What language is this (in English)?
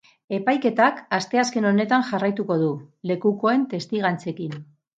Basque